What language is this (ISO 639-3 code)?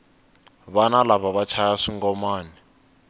tso